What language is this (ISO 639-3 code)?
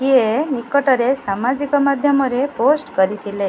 ori